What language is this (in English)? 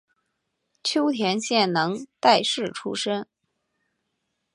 Chinese